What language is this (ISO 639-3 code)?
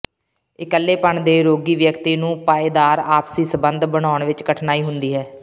pan